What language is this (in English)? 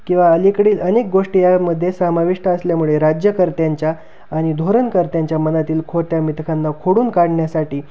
Marathi